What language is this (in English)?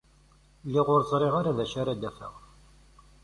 Kabyle